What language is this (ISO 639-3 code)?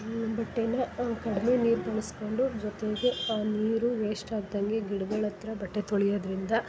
kan